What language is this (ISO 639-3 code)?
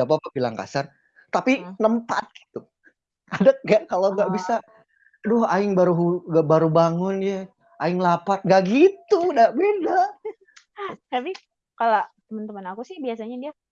ind